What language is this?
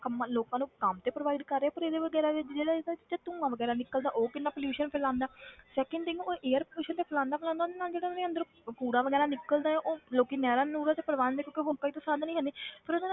Punjabi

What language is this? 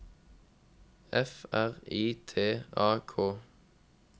Norwegian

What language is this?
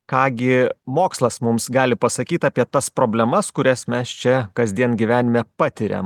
Lithuanian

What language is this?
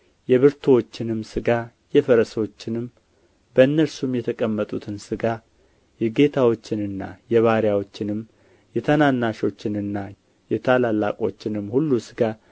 Amharic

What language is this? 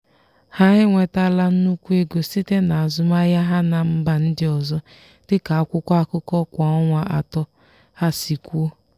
Igbo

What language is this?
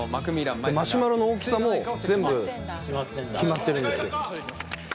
Japanese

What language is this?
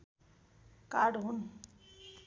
Nepali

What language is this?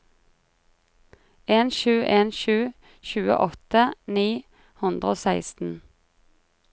Norwegian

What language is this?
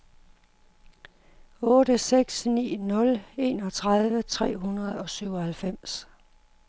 Danish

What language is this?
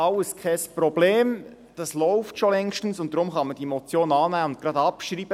Swiss German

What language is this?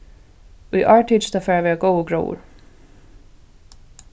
Faroese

